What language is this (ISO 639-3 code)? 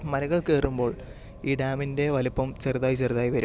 mal